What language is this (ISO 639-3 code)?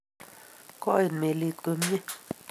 kln